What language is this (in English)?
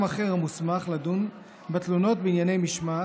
Hebrew